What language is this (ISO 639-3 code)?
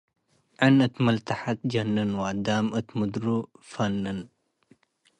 tig